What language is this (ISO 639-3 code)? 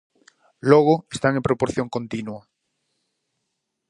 glg